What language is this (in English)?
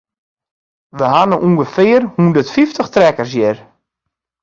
Western Frisian